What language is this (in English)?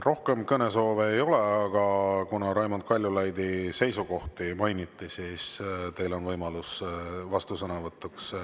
Estonian